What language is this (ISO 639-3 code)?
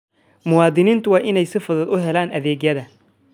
som